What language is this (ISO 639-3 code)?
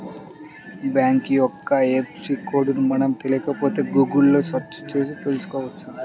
tel